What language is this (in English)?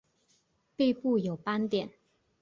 Chinese